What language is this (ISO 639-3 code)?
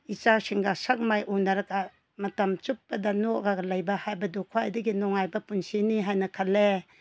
mni